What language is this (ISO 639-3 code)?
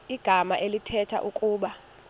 xho